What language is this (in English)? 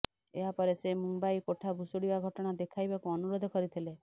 Odia